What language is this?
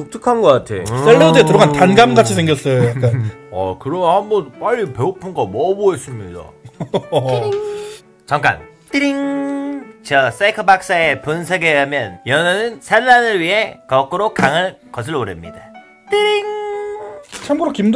Korean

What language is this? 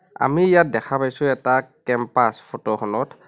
Assamese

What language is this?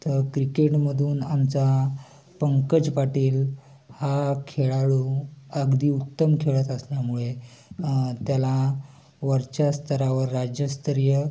Marathi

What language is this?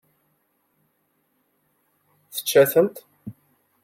Kabyle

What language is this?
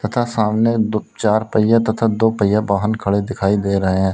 Hindi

